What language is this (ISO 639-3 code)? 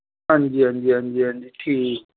doi